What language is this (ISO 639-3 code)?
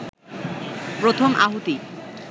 ben